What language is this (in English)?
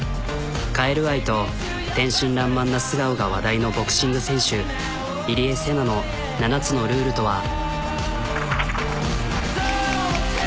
Japanese